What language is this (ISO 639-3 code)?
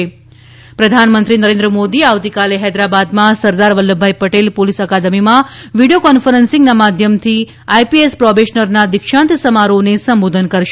guj